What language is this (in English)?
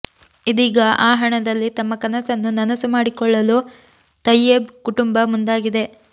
Kannada